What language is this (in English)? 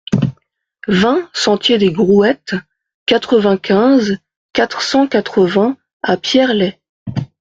French